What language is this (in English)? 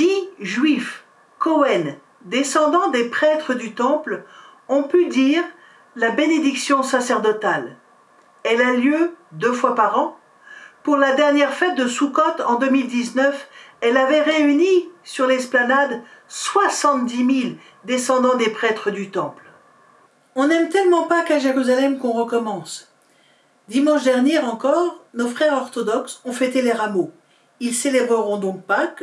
French